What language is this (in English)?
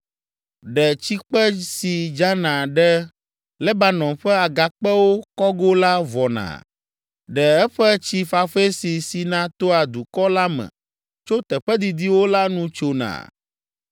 Ewe